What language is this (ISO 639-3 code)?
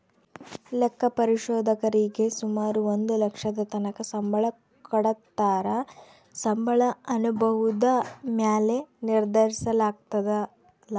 kan